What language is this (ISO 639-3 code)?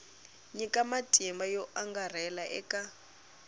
tso